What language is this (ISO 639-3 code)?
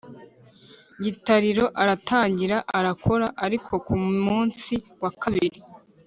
kin